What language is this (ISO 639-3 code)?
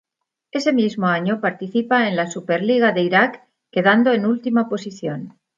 spa